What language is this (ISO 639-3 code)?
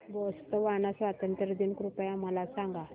mar